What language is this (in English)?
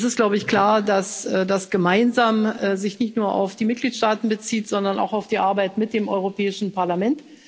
German